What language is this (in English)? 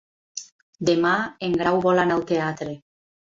Catalan